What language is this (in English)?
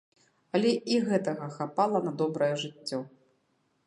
Belarusian